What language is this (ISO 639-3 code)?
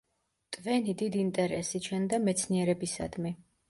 kat